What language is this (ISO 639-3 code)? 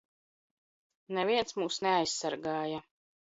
lav